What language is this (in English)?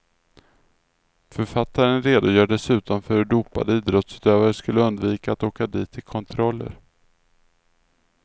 Swedish